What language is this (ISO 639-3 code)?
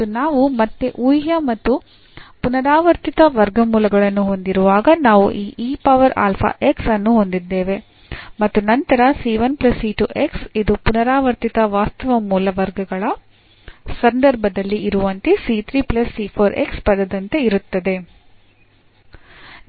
kan